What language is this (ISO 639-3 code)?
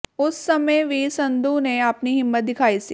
pan